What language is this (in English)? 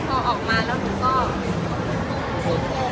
Thai